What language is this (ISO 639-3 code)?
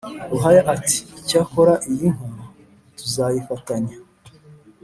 kin